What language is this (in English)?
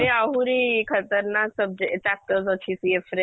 Odia